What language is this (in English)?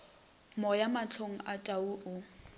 Northern Sotho